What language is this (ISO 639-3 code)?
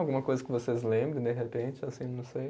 por